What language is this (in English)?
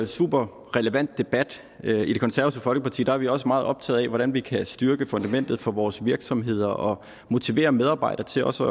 Danish